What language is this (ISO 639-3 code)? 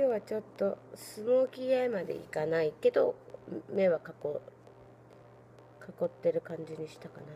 jpn